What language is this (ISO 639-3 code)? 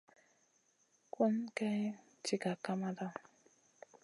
mcn